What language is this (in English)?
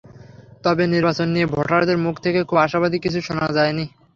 Bangla